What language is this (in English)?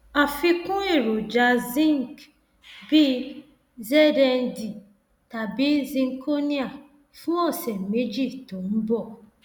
Yoruba